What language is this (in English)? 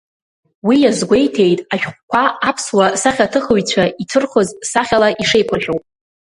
Abkhazian